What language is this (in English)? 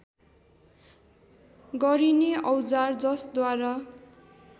Nepali